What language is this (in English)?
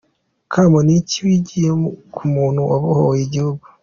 Kinyarwanda